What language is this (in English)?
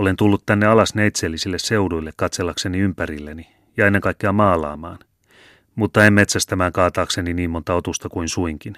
Finnish